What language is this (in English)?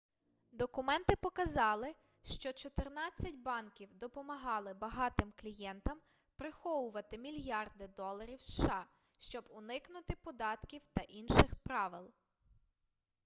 Ukrainian